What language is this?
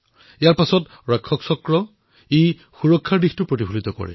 Assamese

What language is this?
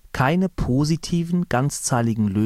German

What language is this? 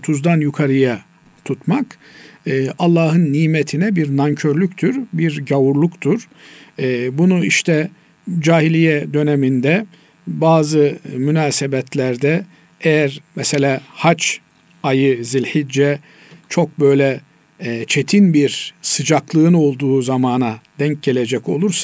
Turkish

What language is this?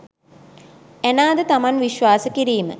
Sinhala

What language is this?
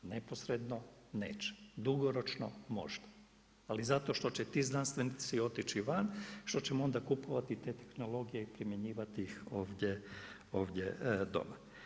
Croatian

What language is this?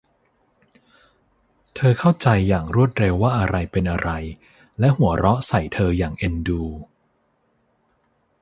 Thai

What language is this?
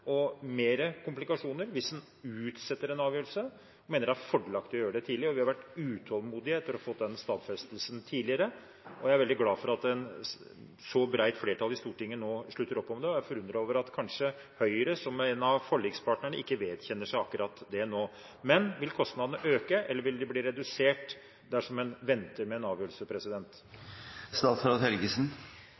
Norwegian Bokmål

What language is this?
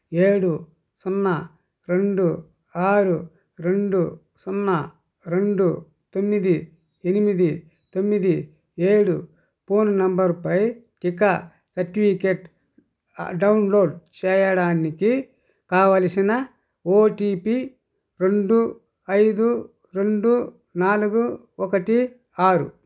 Telugu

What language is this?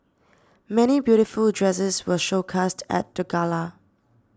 English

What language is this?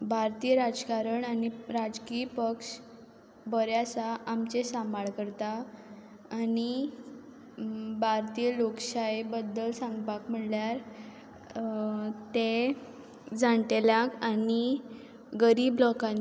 Konkani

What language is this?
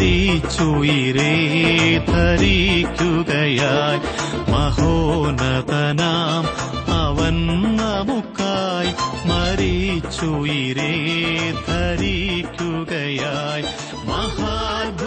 Malayalam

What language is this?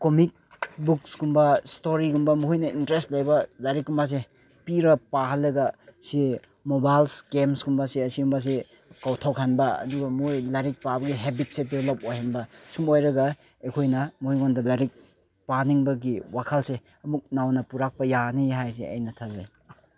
Manipuri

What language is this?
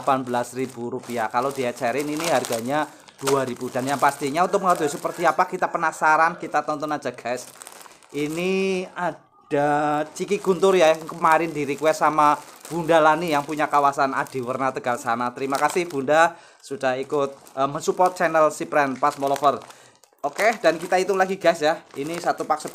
Indonesian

